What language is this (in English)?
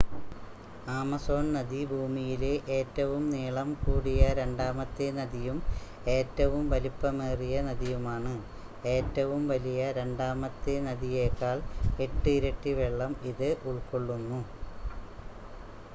Malayalam